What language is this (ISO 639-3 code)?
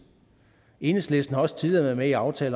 dan